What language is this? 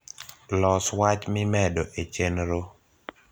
Luo (Kenya and Tanzania)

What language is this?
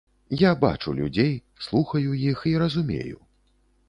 Belarusian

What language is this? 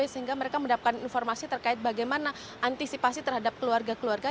Indonesian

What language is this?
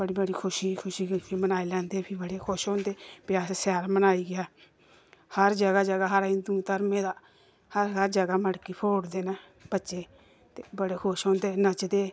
Dogri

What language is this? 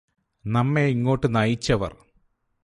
Malayalam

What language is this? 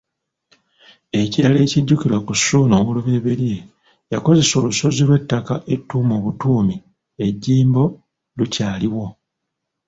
Ganda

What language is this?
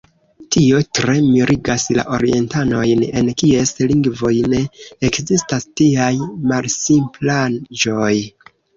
Esperanto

